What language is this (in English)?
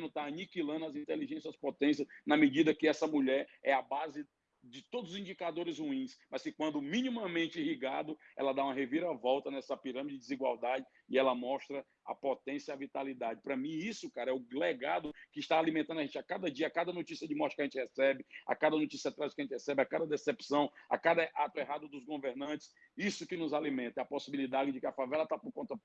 Portuguese